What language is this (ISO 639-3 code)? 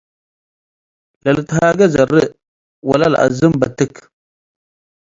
tig